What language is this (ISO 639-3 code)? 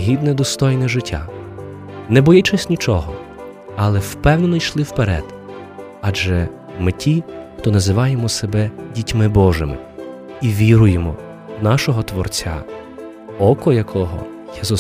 ukr